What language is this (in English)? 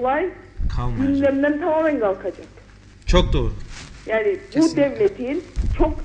Turkish